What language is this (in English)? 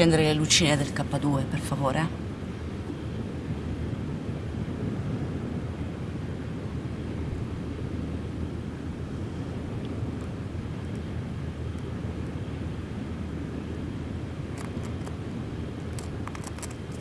Italian